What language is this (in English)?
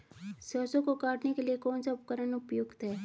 Hindi